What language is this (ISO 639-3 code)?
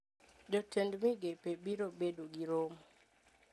luo